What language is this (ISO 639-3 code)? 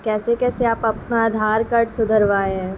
urd